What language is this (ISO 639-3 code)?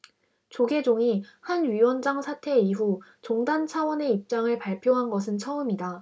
kor